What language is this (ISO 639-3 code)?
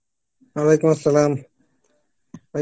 ben